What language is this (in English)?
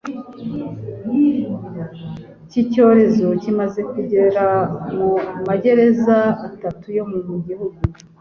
Kinyarwanda